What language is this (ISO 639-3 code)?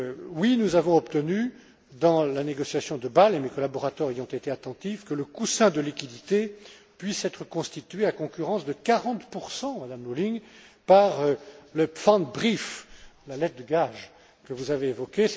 fra